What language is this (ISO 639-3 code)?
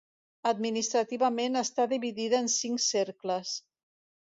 cat